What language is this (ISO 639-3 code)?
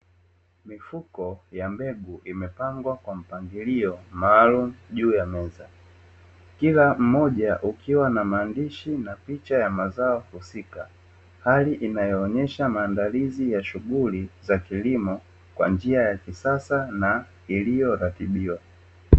swa